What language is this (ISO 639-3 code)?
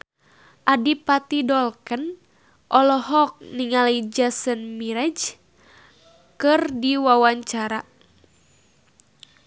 sun